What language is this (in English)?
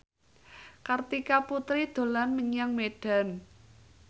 Javanese